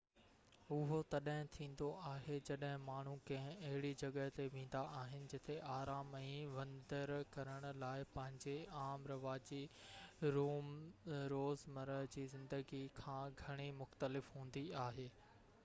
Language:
Sindhi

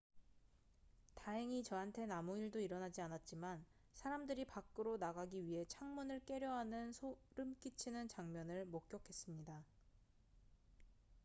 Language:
Korean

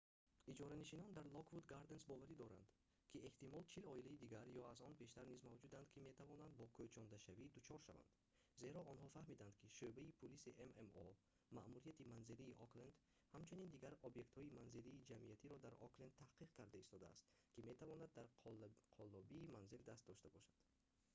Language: Tajik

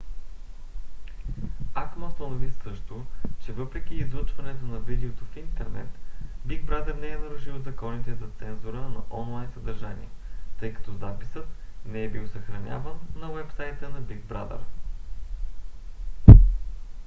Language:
Bulgarian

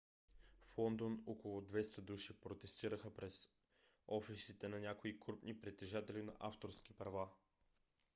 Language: Bulgarian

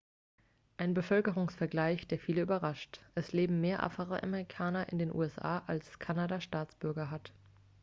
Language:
German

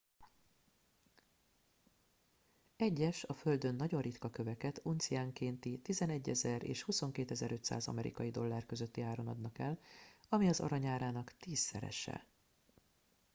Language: Hungarian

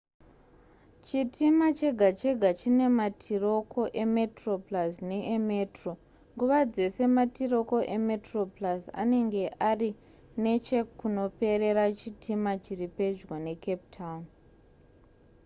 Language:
Shona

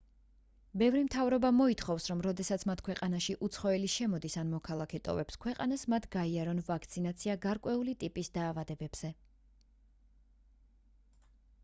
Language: Georgian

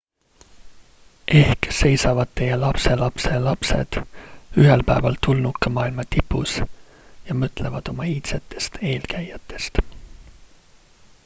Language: Estonian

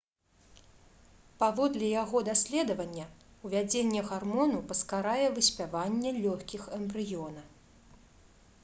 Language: Belarusian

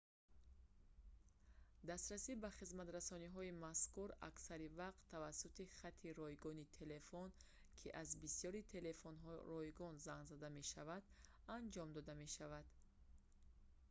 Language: Tajik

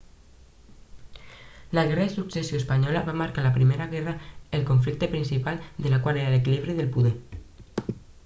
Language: Catalan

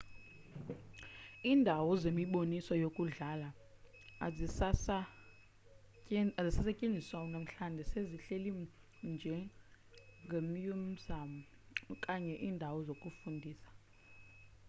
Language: Xhosa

